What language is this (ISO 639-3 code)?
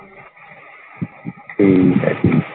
pan